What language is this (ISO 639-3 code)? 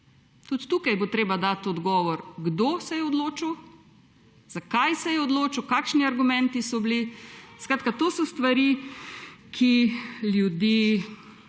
slv